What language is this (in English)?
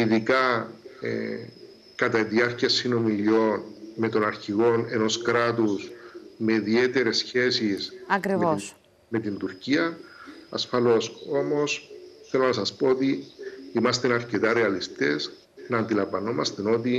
Greek